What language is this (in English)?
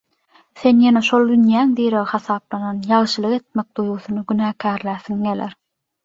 Turkmen